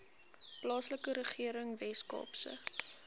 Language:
Afrikaans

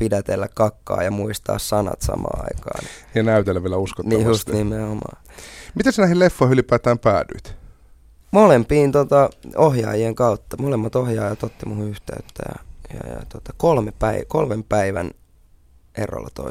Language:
Finnish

